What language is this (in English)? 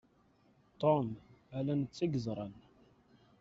Kabyle